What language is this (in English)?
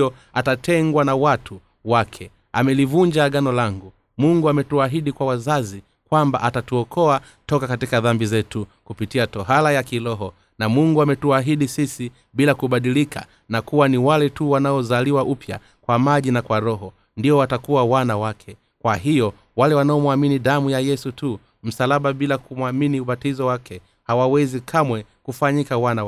Swahili